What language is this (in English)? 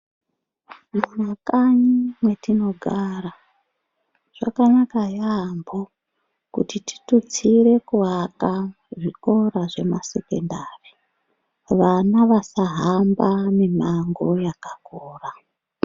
Ndau